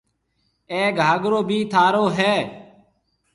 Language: Marwari (Pakistan)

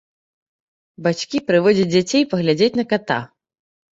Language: Belarusian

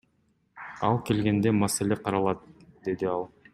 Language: Kyrgyz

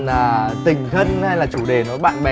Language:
Vietnamese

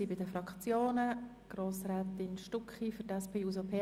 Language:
Swiss German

